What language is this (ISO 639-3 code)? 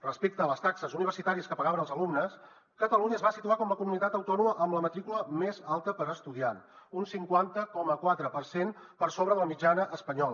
cat